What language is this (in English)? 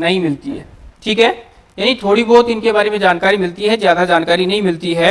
Hindi